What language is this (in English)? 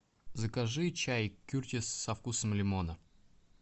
Russian